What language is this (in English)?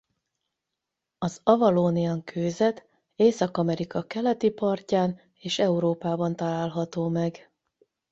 Hungarian